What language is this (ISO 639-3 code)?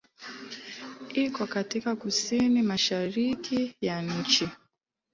swa